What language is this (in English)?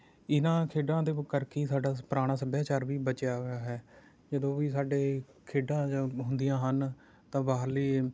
Punjabi